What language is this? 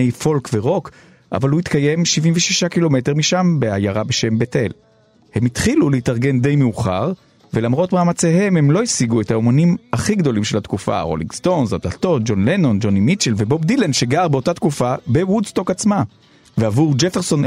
Hebrew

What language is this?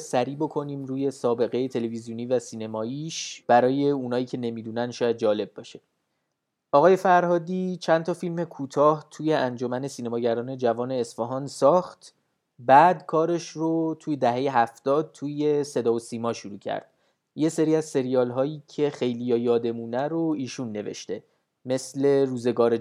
Persian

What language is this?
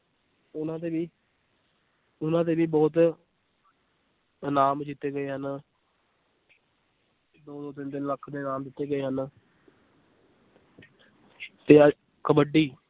Punjabi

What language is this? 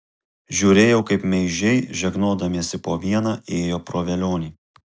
Lithuanian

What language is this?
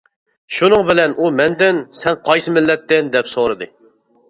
Uyghur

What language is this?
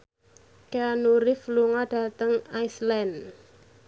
Javanese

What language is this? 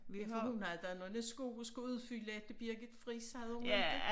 Danish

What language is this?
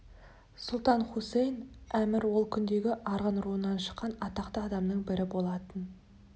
Kazakh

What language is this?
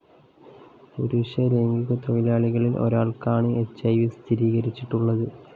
Malayalam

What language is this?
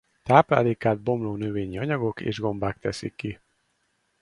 Hungarian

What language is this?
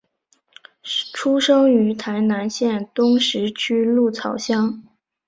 Chinese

